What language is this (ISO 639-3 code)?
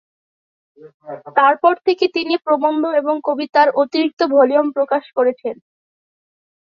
ben